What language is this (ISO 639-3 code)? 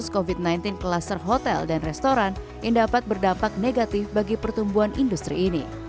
ind